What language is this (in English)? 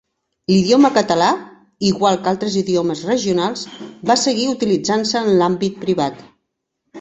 Catalan